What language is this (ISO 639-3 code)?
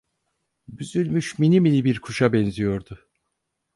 tur